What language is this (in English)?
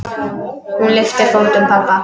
Icelandic